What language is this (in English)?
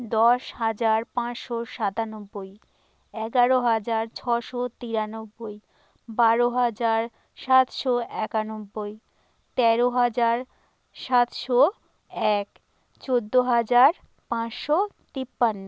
Bangla